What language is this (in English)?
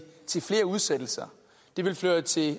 Danish